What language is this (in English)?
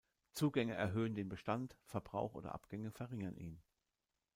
German